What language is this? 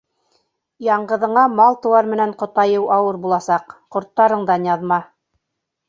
Bashkir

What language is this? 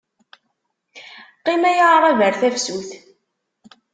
Kabyle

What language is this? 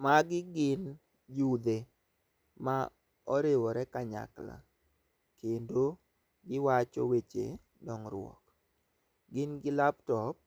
Luo (Kenya and Tanzania)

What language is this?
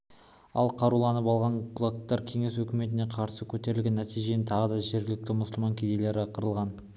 Kazakh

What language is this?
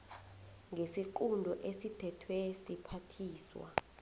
South Ndebele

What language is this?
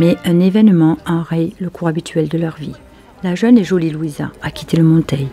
French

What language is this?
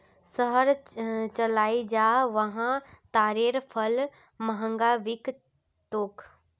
Magahi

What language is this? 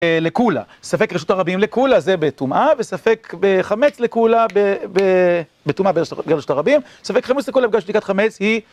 Hebrew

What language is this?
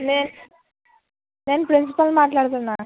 Telugu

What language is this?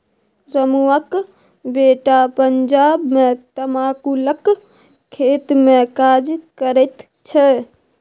Maithili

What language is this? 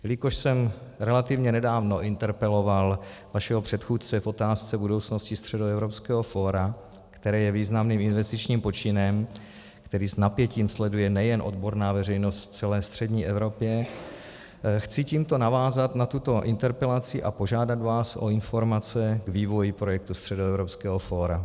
Czech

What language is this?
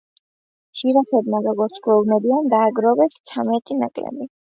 Georgian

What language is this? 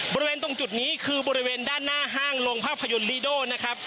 Thai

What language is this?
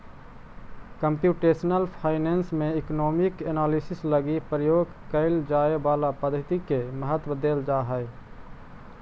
Magahi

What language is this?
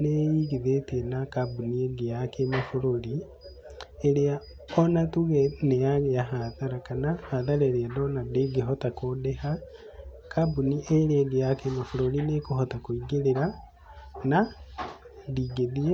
Kikuyu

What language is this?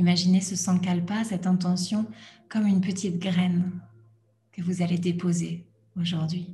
French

